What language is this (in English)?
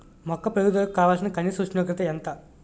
Telugu